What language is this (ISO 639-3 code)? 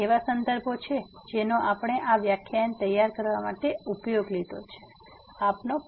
guj